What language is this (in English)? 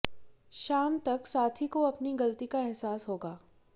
Hindi